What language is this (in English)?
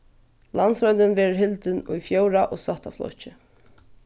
Faroese